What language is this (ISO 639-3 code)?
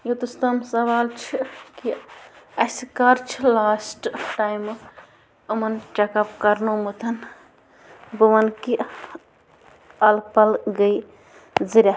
kas